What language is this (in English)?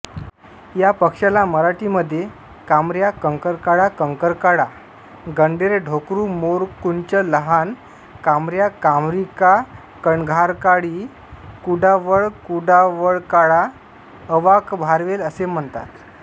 Marathi